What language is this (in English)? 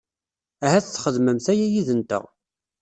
Kabyle